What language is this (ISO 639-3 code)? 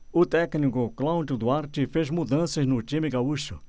por